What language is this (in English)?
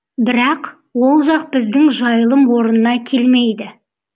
Kazakh